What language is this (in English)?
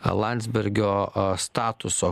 Lithuanian